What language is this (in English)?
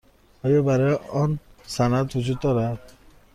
Persian